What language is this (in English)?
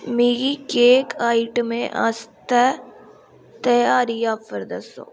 Dogri